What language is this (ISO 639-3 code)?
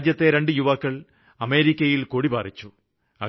mal